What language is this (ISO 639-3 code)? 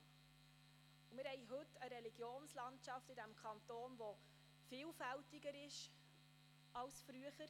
gsw